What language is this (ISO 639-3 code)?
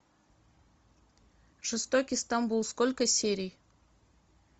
rus